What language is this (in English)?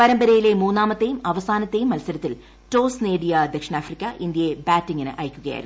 Malayalam